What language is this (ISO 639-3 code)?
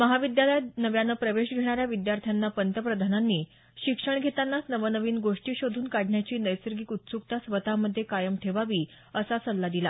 mar